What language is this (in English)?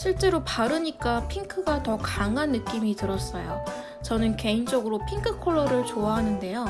Korean